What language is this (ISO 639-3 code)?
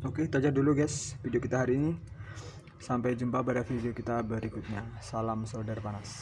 ind